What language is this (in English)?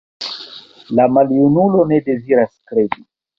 Esperanto